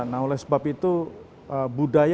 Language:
Indonesian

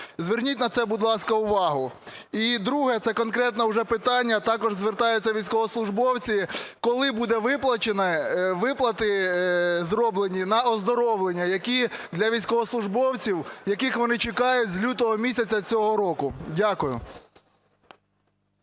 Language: Ukrainian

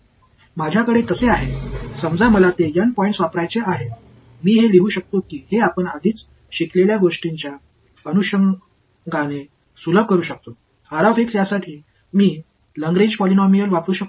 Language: Marathi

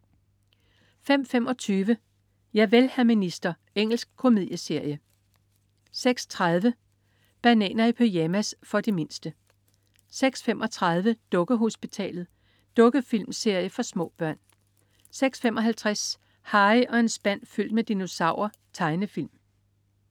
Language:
Danish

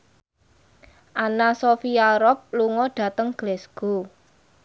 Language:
Javanese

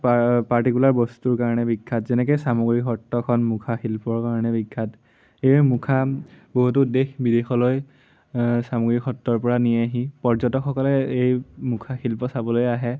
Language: Assamese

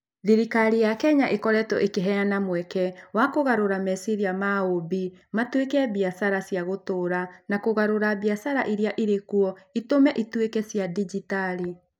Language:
Kikuyu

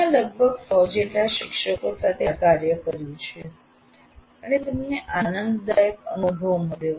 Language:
Gujarati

